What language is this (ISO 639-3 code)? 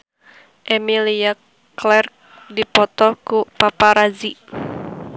sun